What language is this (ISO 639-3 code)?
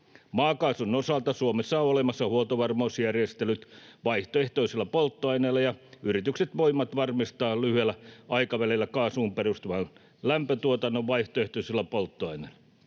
fin